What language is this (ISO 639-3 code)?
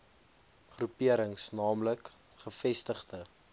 afr